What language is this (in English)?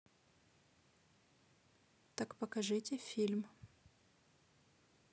Russian